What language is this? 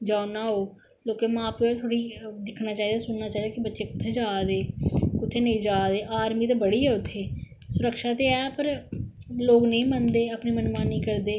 Dogri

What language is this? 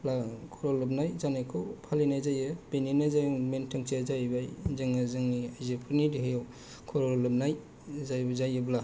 Bodo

